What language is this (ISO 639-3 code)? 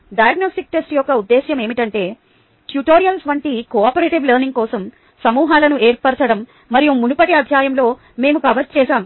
tel